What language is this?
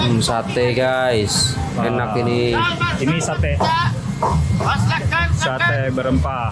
Indonesian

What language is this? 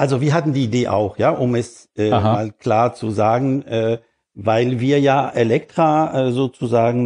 German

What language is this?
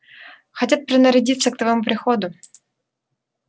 Russian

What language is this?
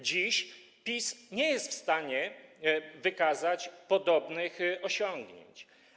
Polish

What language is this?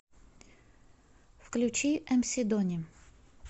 Russian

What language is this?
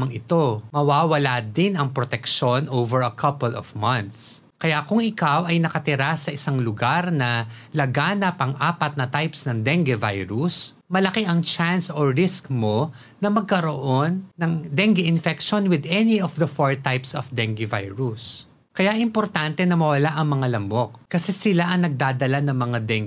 Filipino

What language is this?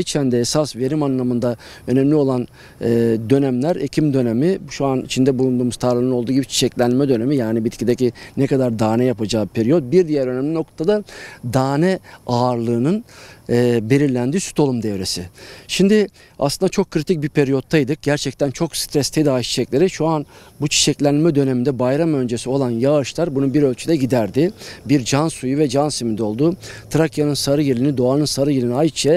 Turkish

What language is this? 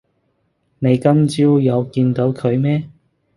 Cantonese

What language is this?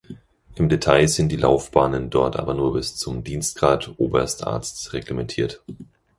German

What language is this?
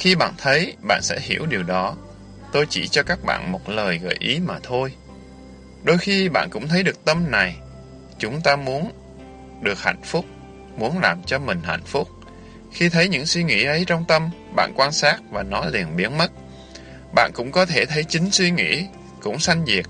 Vietnamese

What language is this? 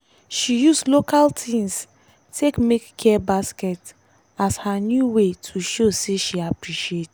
Nigerian Pidgin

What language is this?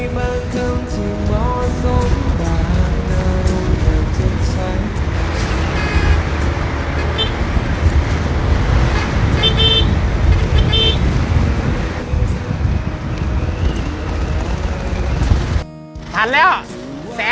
Thai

